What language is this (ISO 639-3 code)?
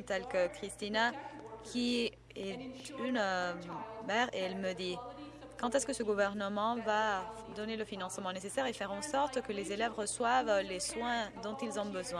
fra